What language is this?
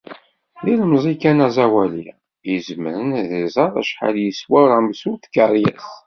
Kabyle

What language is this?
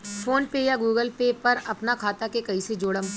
Bhojpuri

